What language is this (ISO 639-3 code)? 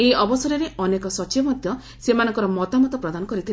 ori